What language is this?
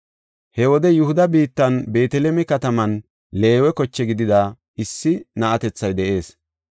Gofa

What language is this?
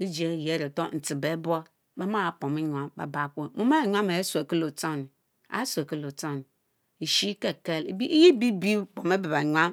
Mbe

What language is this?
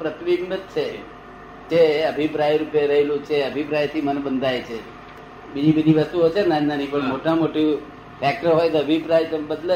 Gujarati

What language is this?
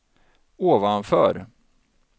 Swedish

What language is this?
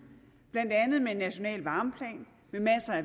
Danish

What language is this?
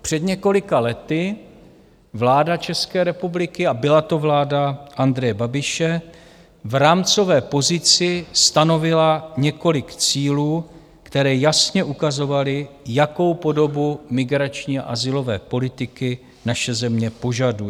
Czech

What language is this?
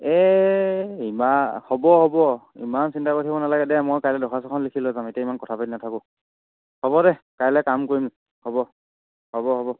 Assamese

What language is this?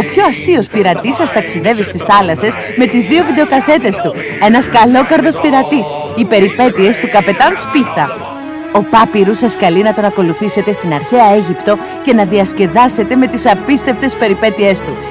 Greek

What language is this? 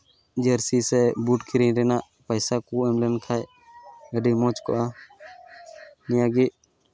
Santali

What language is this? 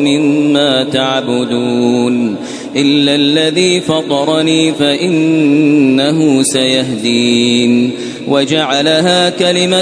Arabic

